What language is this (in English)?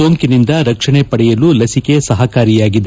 Kannada